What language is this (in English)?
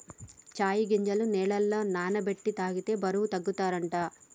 Telugu